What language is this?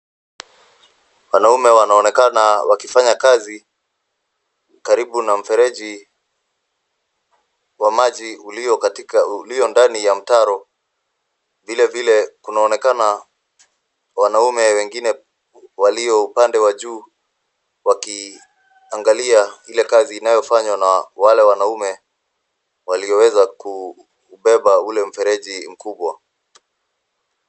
Swahili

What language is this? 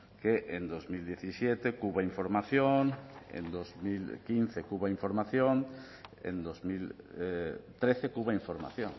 Spanish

